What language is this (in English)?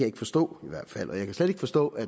Danish